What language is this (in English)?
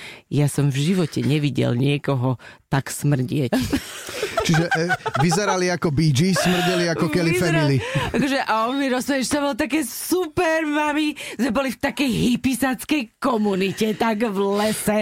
Slovak